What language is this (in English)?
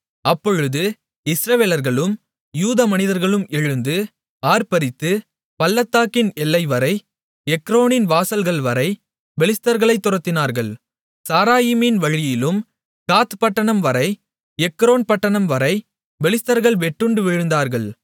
Tamil